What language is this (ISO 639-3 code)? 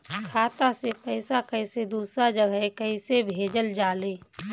bho